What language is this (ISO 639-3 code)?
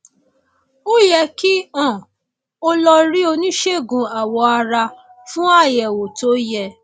yor